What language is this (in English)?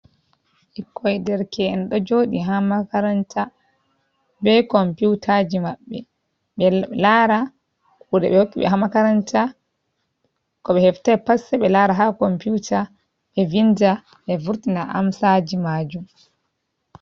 Fula